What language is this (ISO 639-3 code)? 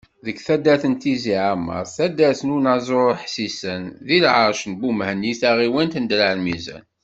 kab